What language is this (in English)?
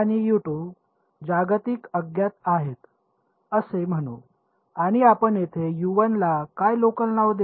Marathi